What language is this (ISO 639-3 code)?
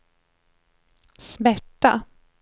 swe